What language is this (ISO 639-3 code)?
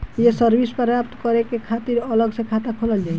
bho